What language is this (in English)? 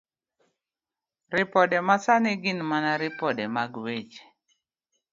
Luo (Kenya and Tanzania)